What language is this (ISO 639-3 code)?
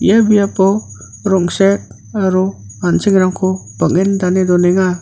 grt